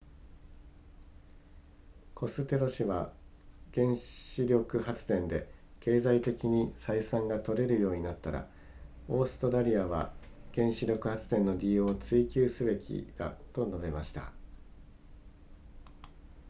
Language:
Japanese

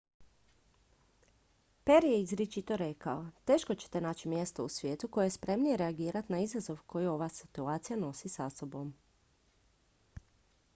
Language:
Croatian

